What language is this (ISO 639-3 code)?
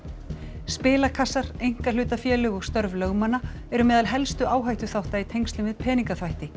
isl